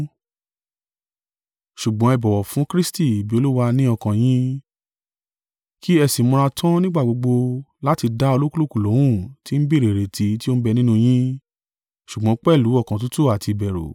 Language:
Yoruba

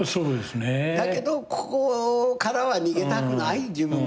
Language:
Japanese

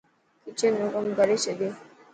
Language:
Dhatki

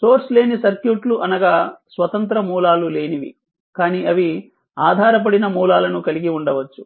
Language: Telugu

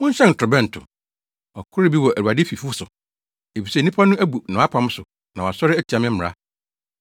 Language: Akan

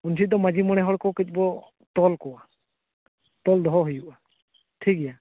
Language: Santali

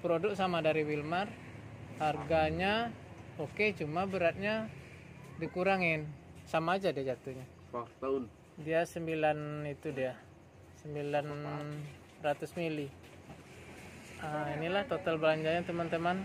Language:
Indonesian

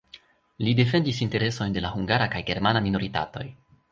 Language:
Esperanto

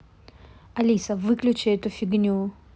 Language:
Russian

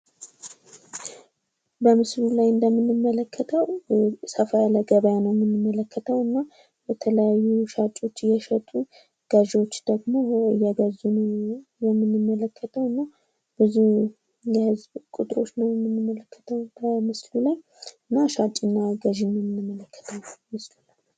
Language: Amharic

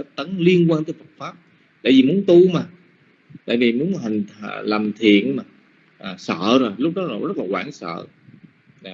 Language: Vietnamese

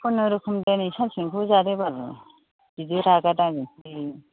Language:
Bodo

